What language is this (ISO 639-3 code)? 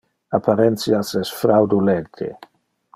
ina